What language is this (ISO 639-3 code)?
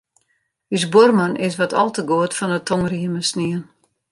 fry